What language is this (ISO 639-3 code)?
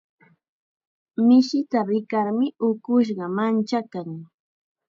qxa